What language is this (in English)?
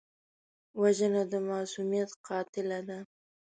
Pashto